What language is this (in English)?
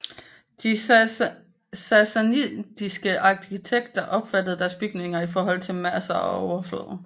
Danish